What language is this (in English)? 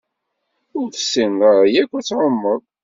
Kabyle